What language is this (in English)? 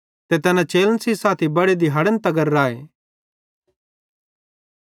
Bhadrawahi